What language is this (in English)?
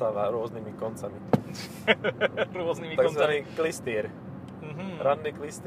Slovak